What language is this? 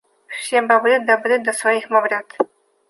Russian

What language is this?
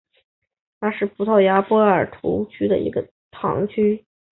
Chinese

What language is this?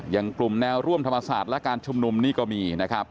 Thai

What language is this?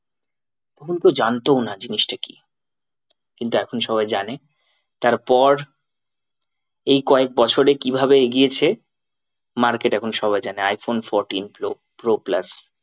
Bangla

